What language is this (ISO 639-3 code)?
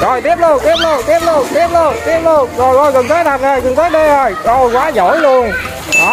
vie